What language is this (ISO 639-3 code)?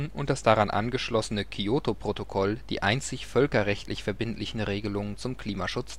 deu